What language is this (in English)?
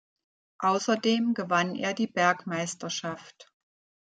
German